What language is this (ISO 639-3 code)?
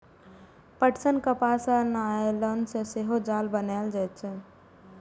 mai